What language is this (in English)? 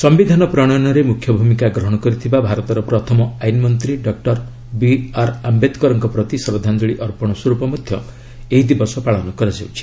Odia